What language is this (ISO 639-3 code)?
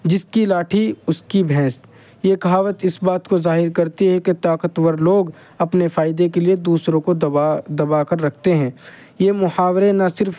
urd